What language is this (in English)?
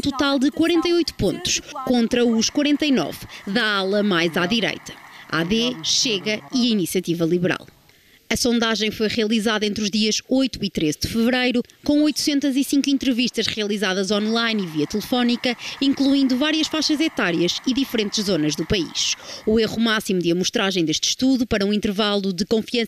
Portuguese